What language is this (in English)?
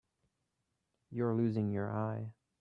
English